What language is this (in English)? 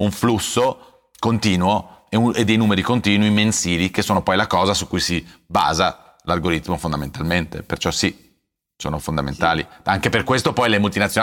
Italian